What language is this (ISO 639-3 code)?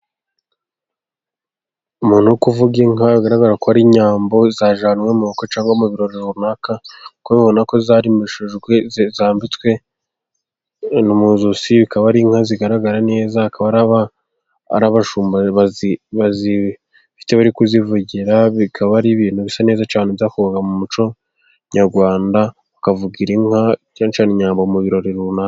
kin